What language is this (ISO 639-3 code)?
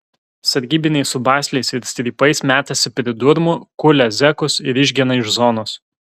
lit